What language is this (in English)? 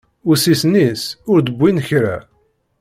Kabyle